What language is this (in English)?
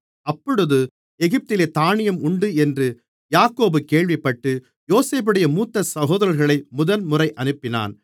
Tamil